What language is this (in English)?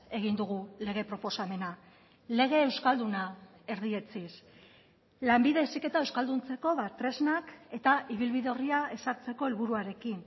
Basque